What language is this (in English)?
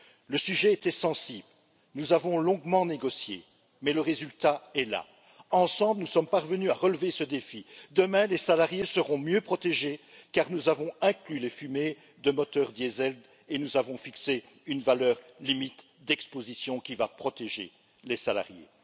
French